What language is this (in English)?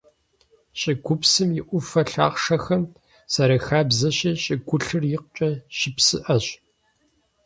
Kabardian